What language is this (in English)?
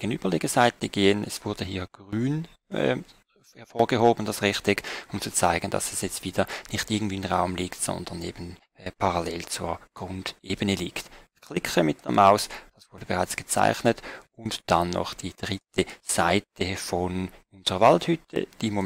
German